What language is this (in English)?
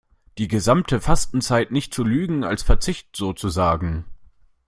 German